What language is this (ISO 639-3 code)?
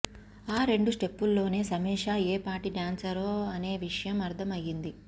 tel